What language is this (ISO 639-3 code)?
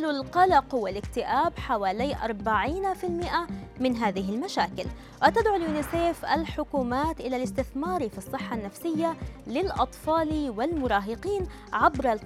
ara